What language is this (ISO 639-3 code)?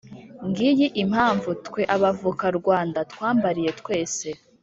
kin